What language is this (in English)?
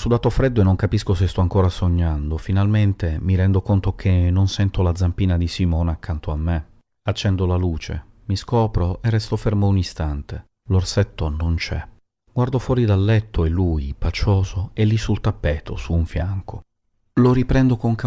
Italian